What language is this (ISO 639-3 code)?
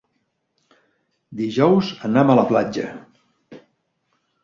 cat